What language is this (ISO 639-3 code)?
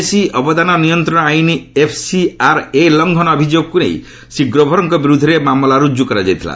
ori